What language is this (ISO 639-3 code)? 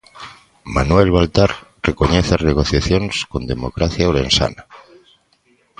glg